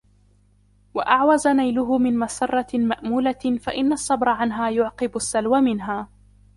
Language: Arabic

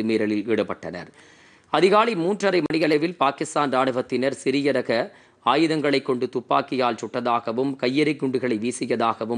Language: Hindi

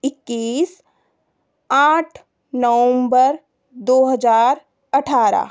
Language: Hindi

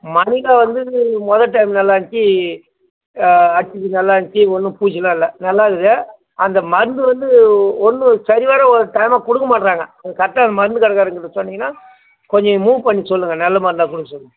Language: Tamil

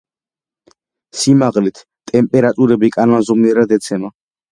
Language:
Georgian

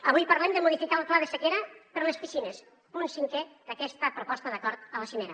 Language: Catalan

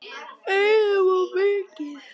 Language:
Icelandic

